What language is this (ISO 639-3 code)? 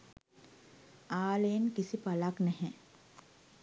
sin